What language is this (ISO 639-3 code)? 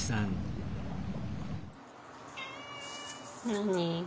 jpn